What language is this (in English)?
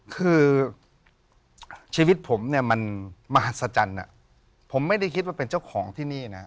Thai